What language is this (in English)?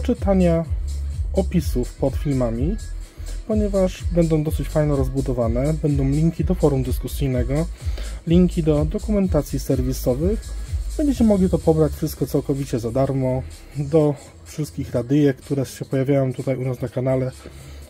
Polish